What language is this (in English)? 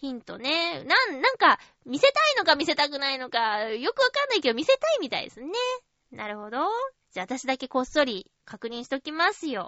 Japanese